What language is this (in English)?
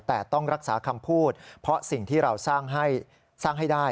Thai